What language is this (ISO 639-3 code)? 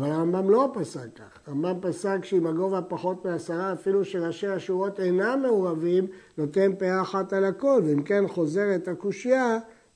heb